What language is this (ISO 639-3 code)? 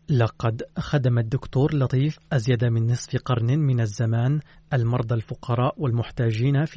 ara